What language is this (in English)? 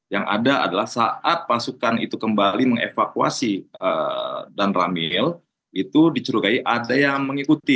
Indonesian